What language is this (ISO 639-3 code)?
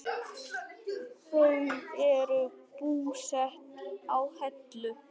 isl